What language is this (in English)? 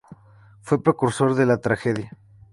Spanish